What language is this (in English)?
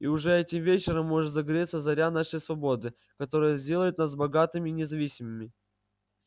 Russian